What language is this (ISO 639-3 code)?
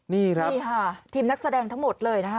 tha